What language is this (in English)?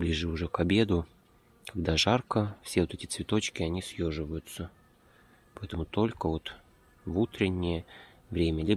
Russian